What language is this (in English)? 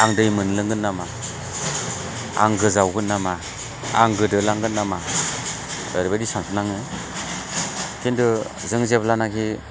Bodo